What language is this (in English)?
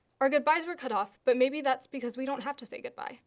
English